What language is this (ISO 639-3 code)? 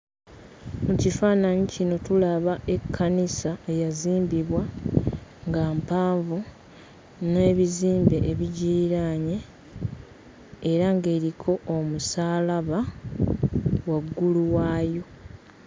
lug